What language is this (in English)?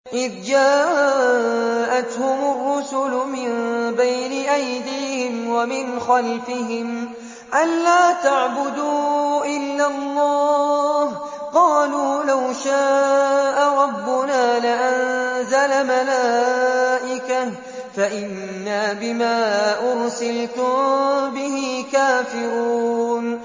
Arabic